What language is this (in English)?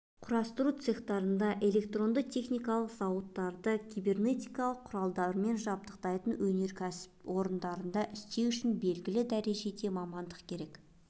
Kazakh